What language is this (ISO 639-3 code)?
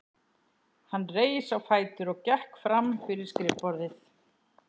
isl